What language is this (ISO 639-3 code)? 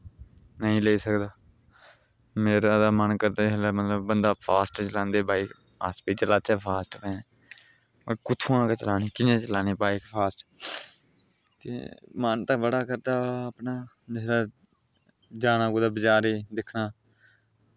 doi